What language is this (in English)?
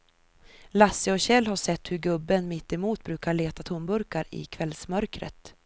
Swedish